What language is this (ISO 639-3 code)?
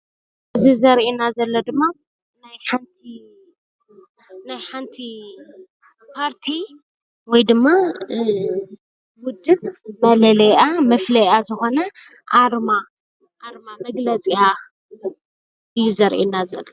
tir